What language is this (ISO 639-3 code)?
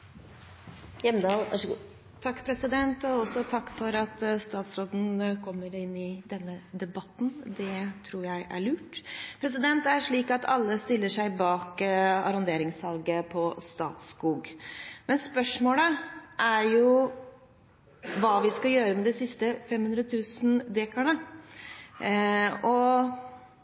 nor